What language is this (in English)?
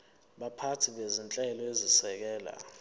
Zulu